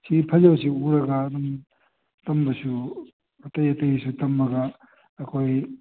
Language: Manipuri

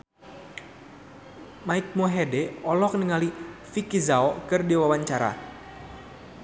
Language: Sundanese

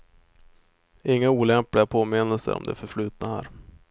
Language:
Swedish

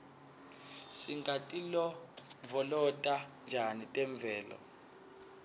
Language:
Swati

